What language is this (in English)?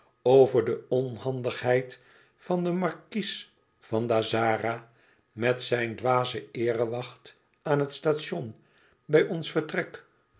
Dutch